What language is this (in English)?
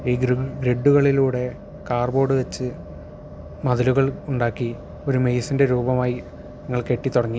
Malayalam